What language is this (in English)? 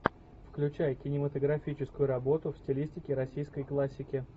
Russian